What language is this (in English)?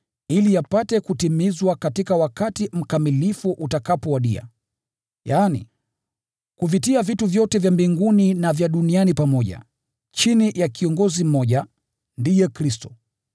Swahili